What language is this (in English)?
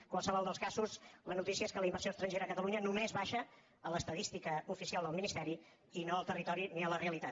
Catalan